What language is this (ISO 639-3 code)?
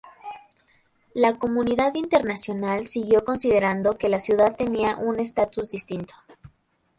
spa